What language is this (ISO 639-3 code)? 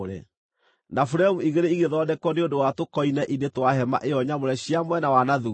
kik